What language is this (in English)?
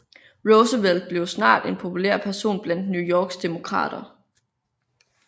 Danish